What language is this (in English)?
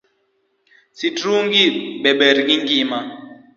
Luo (Kenya and Tanzania)